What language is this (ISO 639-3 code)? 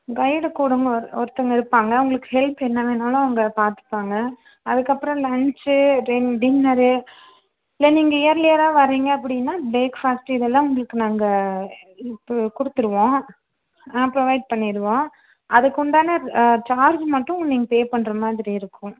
tam